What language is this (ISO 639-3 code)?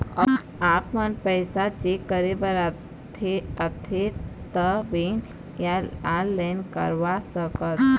hne